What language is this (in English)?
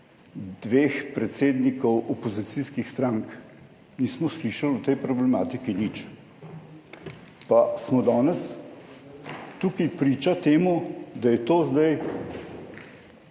Slovenian